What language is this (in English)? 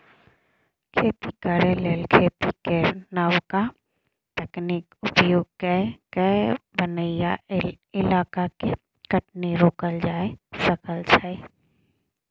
Maithili